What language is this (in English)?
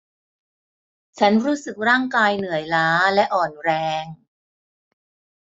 Thai